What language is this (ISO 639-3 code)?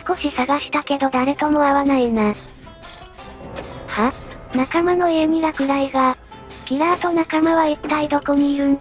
jpn